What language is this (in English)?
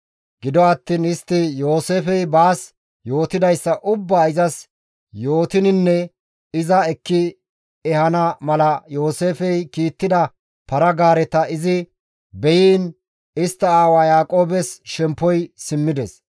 Gamo